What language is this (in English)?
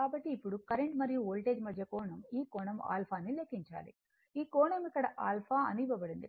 Telugu